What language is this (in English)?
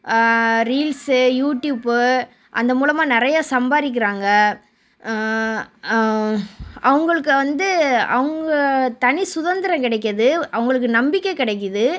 Tamil